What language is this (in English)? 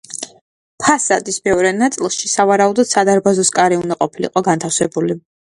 Georgian